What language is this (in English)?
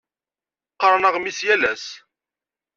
Kabyle